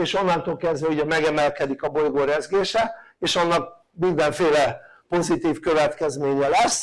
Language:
Hungarian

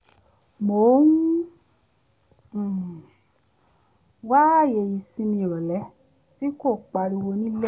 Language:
Yoruba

